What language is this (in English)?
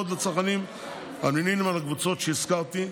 Hebrew